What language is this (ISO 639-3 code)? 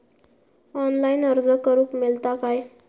mar